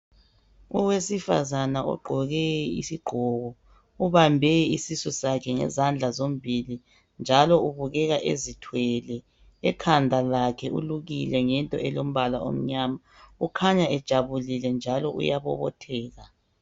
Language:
North Ndebele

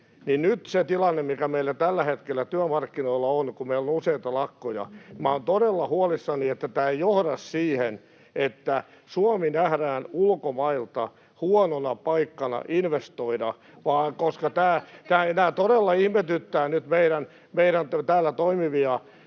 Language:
Finnish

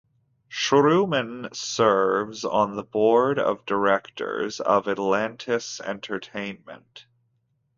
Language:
English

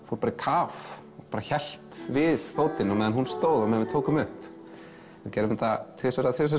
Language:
Icelandic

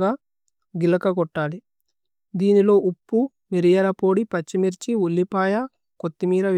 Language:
Tulu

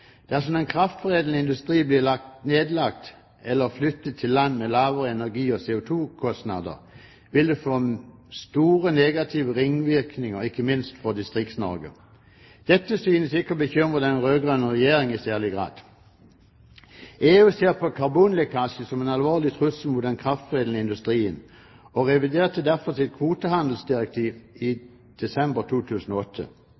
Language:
Norwegian Bokmål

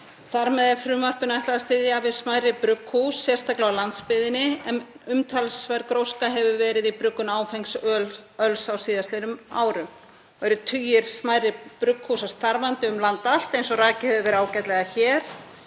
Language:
Icelandic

